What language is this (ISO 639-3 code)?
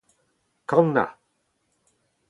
bre